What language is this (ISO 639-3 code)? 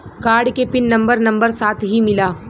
bho